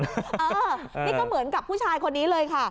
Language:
Thai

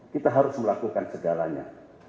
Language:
Indonesian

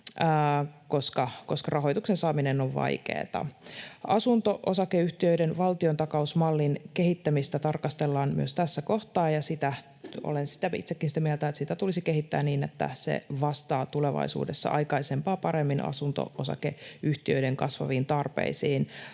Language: Finnish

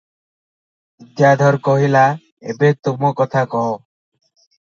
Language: Odia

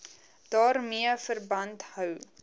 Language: Afrikaans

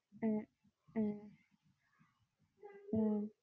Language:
Malayalam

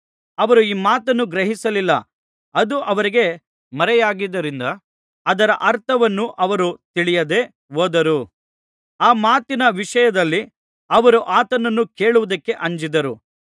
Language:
Kannada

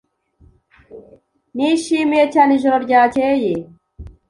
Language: Kinyarwanda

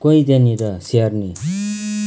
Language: Nepali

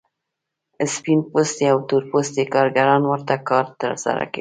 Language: Pashto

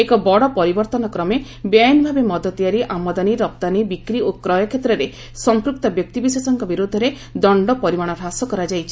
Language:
Odia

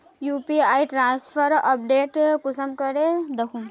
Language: Magahi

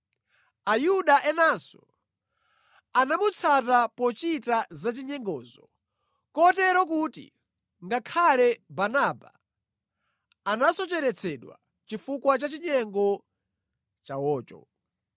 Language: Nyanja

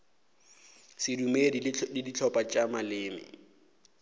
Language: Northern Sotho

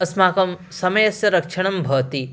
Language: Sanskrit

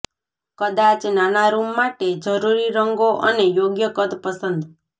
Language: Gujarati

